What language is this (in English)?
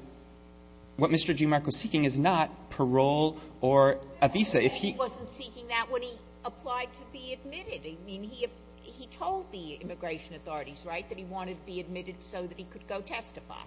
English